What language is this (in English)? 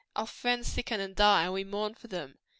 English